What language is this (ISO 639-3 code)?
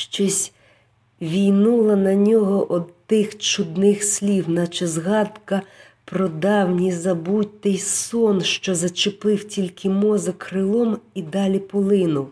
ukr